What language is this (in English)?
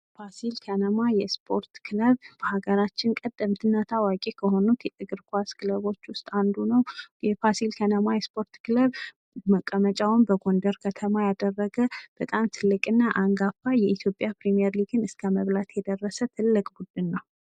Amharic